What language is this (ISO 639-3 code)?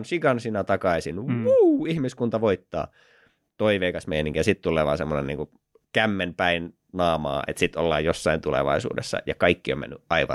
fin